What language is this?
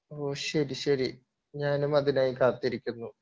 Malayalam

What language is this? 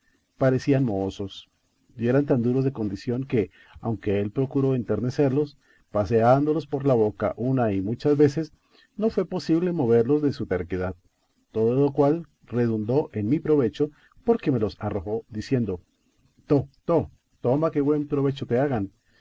Spanish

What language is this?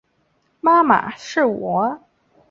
Chinese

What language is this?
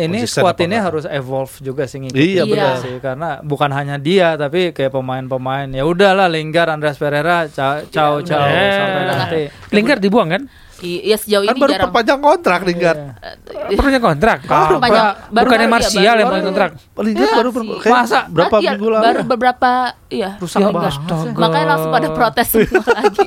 Indonesian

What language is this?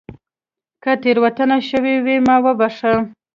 Pashto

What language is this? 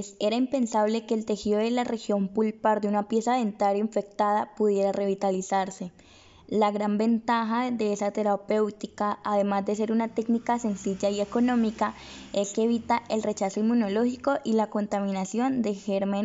Spanish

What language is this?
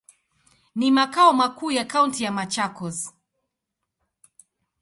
Swahili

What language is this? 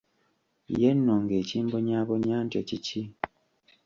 Ganda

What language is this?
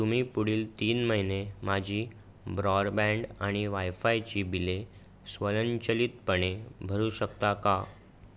Marathi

